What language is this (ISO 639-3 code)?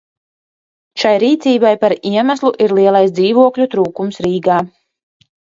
lav